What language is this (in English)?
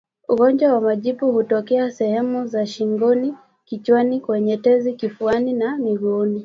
Swahili